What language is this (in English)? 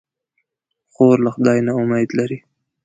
Pashto